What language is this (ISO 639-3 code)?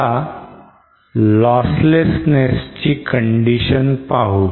mar